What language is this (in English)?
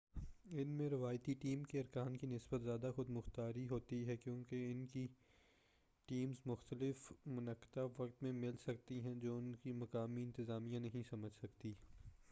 Urdu